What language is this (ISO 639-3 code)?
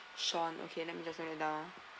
eng